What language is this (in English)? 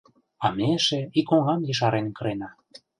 Mari